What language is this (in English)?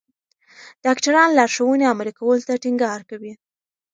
Pashto